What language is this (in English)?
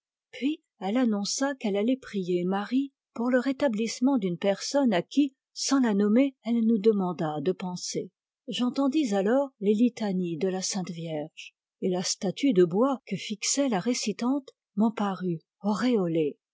French